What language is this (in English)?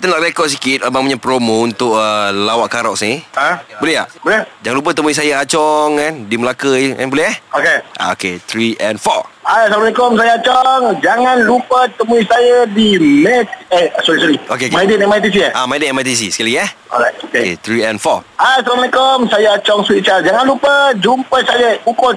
Malay